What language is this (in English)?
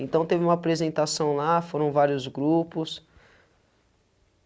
Portuguese